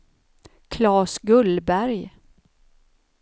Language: Swedish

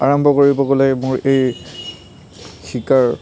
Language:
Assamese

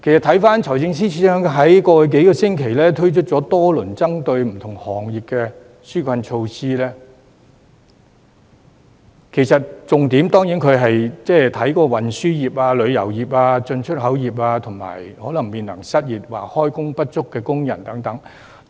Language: Cantonese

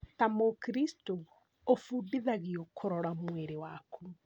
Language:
Kikuyu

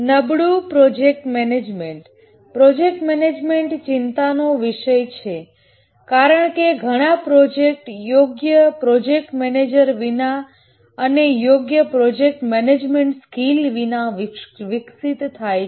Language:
Gujarati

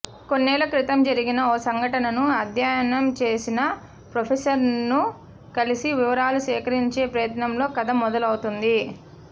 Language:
Telugu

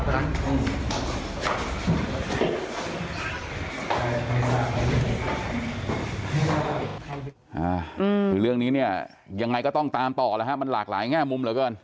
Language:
Thai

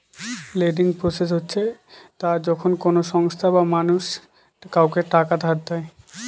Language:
Bangla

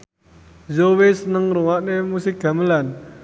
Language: Javanese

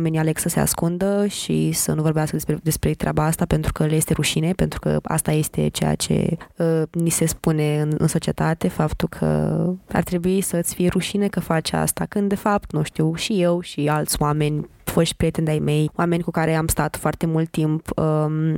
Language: Romanian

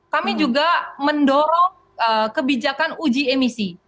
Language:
Indonesian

